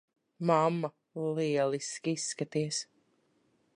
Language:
Latvian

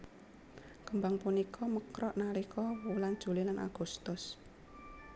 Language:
Javanese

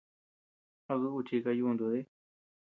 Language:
Tepeuxila Cuicatec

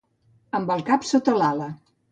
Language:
Catalan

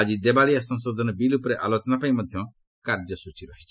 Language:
Odia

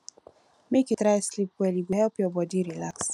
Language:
Nigerian Pidgin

